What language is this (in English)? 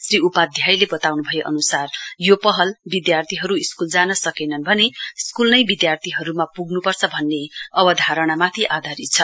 Nepali